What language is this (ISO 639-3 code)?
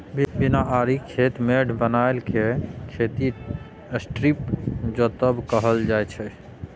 mai